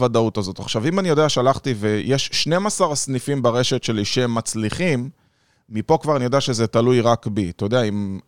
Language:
Hebrew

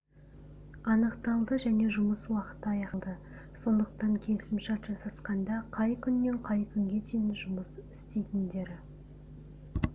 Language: Kazakh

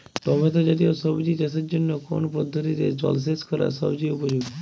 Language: Bangla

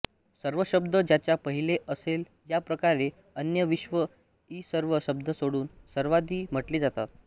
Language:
Marathi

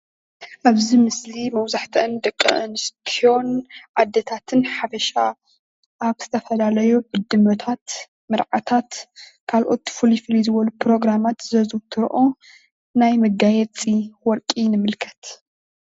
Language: Tigrinya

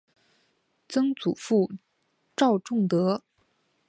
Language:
Chinese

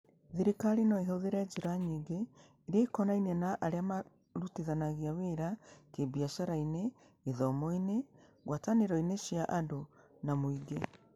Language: Kikuyu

